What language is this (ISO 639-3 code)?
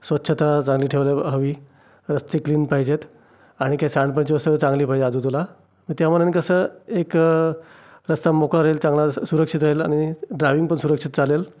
mar